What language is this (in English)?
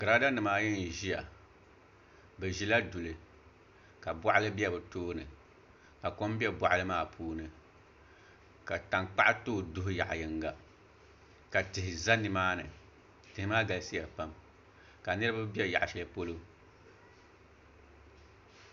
Dagbani